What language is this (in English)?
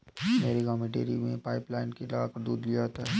Hindi